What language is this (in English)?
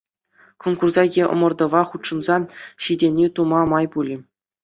Chuvash